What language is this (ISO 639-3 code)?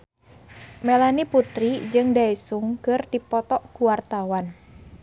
sun